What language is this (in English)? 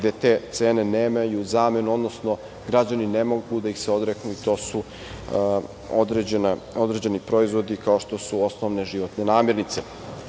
Serbian